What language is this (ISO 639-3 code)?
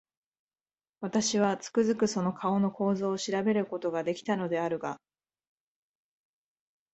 jpn